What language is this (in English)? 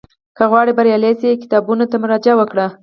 Pashto